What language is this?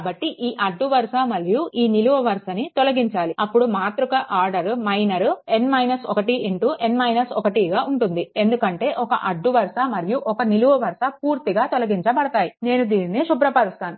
Telugu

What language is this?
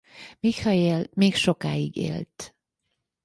Hungarian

